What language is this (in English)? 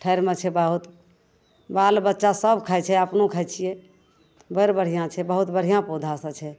Maithili